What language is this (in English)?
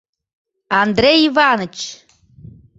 Mari